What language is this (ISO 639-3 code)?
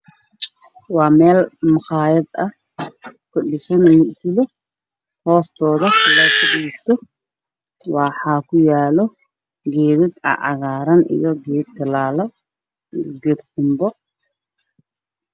som